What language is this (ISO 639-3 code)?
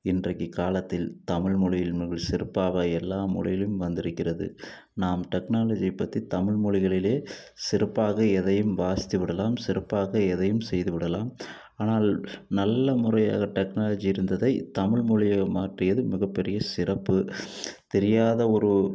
tam